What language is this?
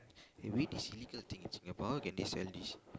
English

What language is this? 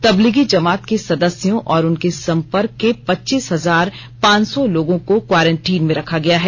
Hindi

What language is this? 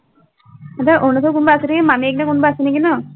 Assamese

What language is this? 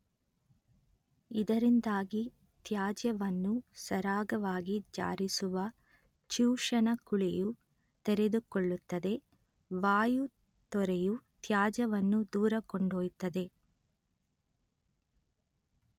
Kannada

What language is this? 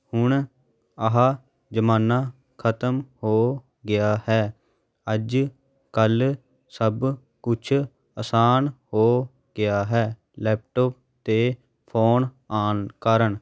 Punjabi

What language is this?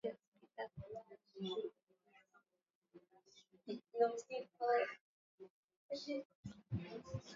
Swahili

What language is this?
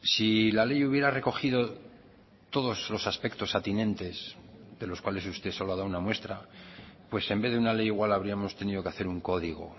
Spanish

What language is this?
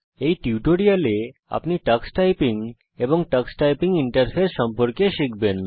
Bangla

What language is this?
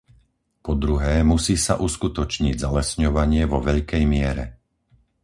Slovak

